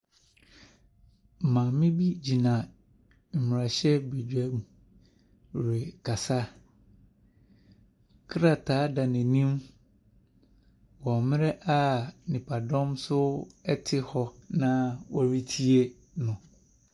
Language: Akan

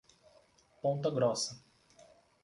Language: Portuguese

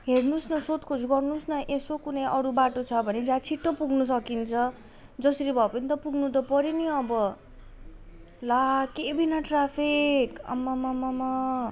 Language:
Nepali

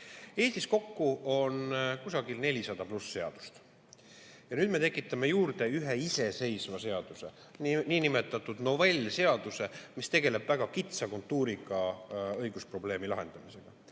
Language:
Estonian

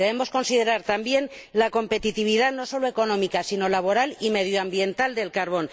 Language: Spanish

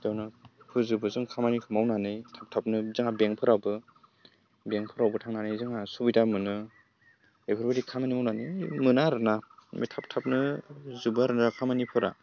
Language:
Bodo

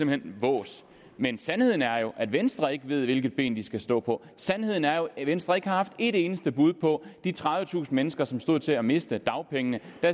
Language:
Danish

